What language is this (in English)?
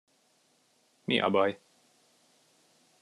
Hungarian